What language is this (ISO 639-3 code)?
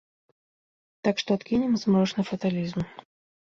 bel